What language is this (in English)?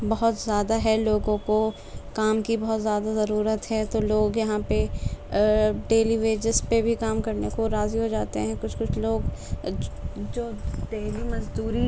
Urdu